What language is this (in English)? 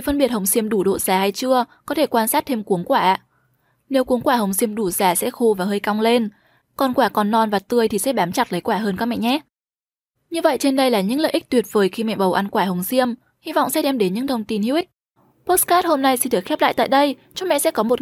Vietnamese